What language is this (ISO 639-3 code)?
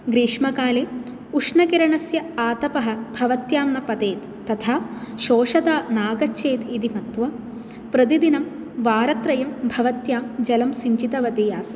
san